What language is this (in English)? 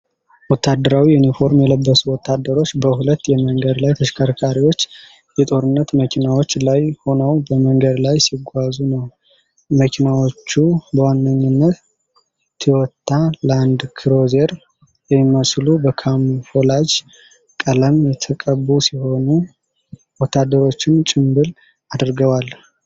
Amharic